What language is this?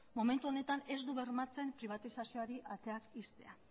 Basque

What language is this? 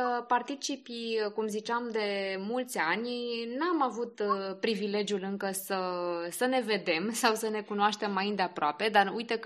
Romanian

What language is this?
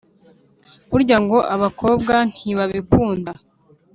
Kinyarwanda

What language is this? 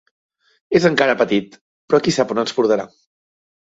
Catalan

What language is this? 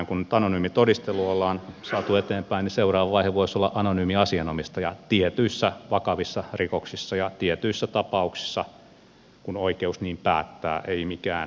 Finnish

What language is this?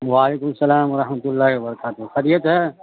Urdu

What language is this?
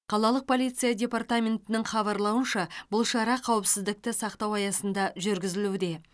Kazakh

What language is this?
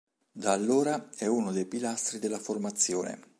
Italian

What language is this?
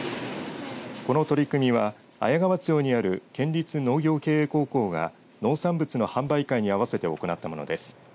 Japanese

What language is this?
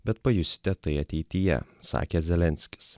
Lithuanian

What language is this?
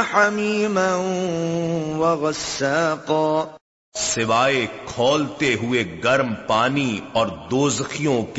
Urdu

